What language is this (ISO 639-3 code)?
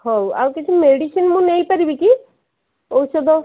ori